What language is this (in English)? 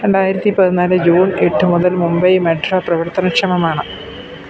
Malayalam